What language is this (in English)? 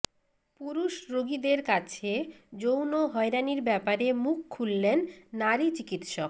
Bangla